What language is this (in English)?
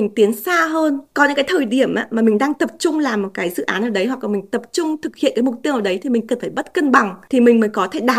Vietnamese